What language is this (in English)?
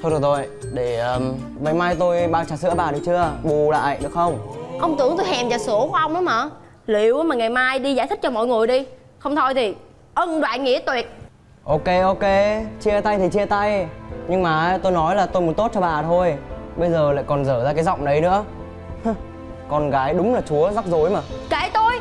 Vietnamese